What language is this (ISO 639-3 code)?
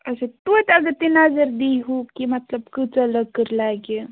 kas